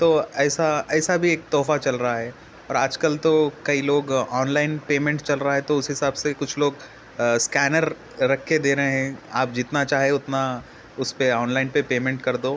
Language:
Urdu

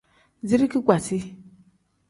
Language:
Tem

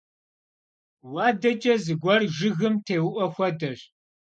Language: Kabardian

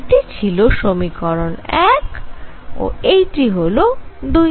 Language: Bangla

